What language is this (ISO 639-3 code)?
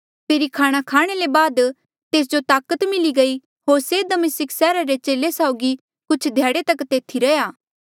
mjl